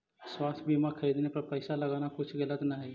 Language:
Magahi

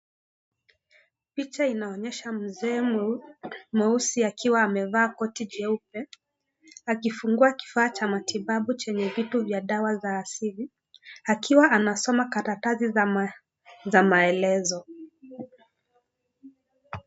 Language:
Swahili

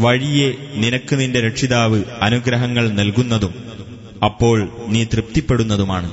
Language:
Malayalam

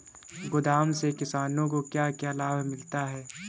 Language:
Hindi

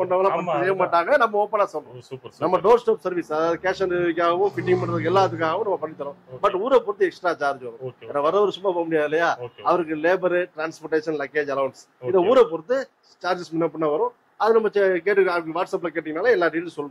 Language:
Tamil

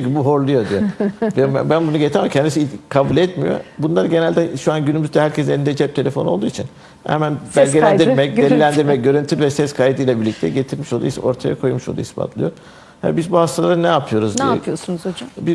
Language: Turkish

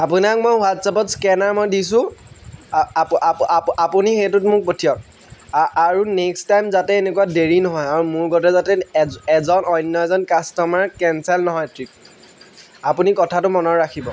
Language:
Assamese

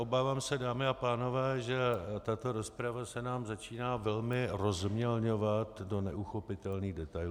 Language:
Czech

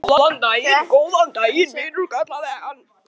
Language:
Icelandic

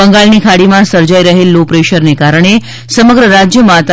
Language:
Gujarati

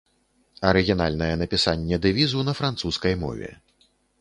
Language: Belarusian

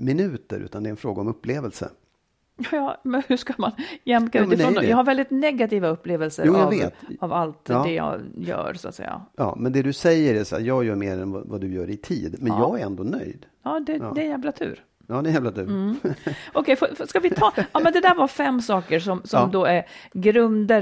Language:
Swedish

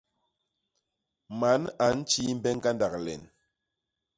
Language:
Basaa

